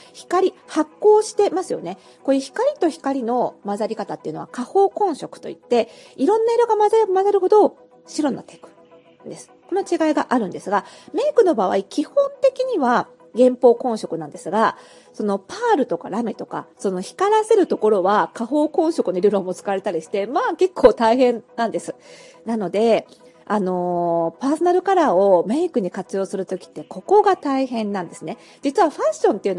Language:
Japanese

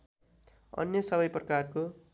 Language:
Nepali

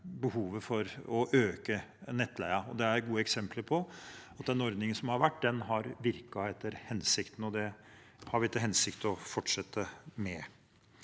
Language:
Norwegian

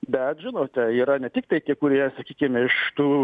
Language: Lithuanian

